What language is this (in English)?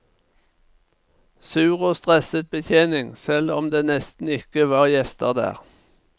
Norwegian